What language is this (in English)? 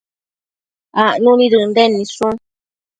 Matsés